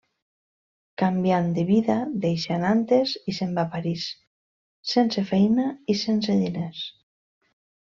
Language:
Catalan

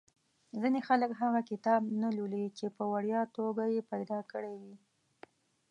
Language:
Pashto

